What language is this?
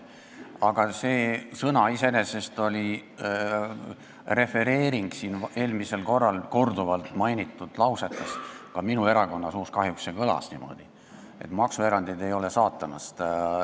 Estonian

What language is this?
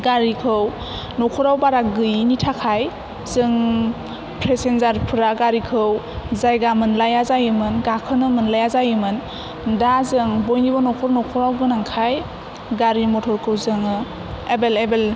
Bodo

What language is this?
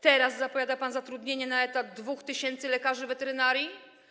Polish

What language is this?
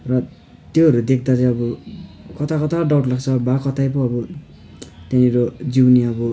Nepali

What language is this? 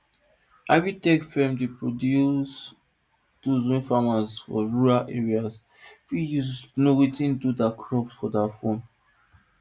Nigerian Pidgin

